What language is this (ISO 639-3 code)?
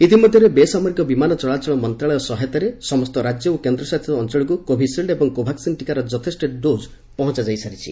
ori